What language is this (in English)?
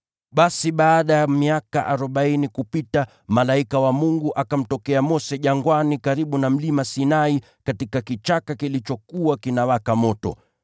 Swahili